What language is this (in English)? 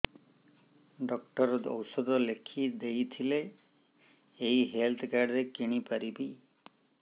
Odia